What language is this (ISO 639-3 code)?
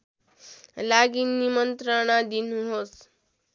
nep